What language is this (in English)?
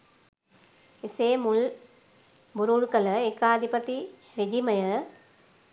Sinhala